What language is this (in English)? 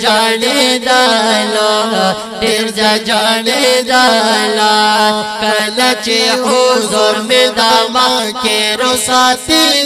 Arabic